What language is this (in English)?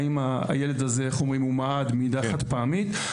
Hebrew